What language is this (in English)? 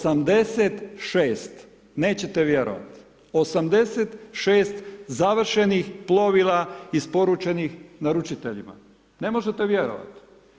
Croatian